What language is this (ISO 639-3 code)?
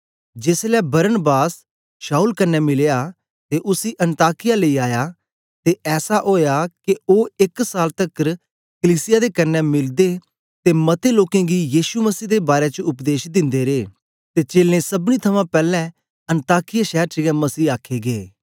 doi